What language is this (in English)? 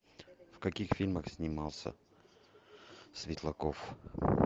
Russian